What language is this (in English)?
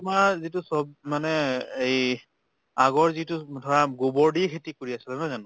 Assamese